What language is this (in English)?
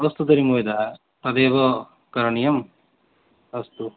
Sanskrit